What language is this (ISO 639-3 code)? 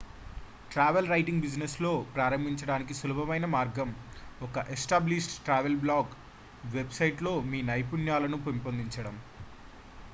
tel